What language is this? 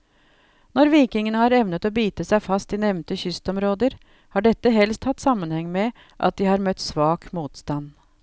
Norwegian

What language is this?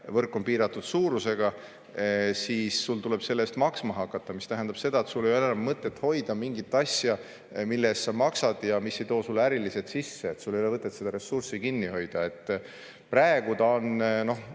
Estonian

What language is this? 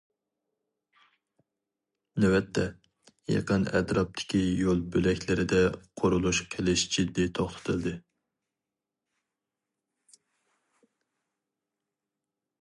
Uyghur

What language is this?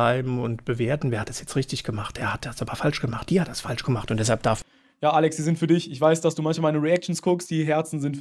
German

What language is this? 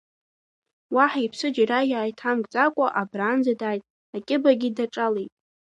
Abkhazian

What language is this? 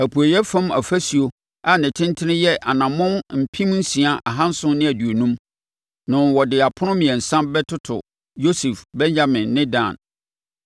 Akan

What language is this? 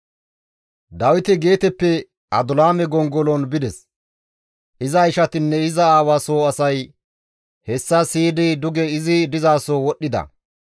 Gamo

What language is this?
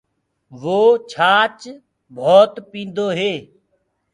Gurgula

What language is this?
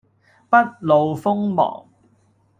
Cantonese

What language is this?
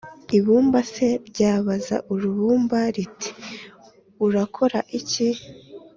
Kinyarwanda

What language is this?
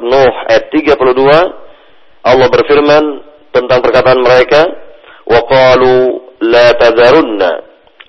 Malay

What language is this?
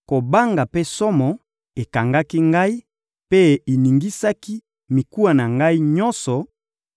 Lingala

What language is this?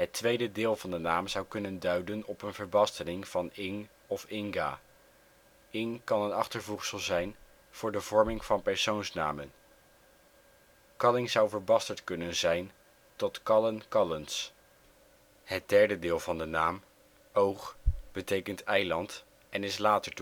Dutch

